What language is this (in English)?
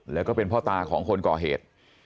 Thai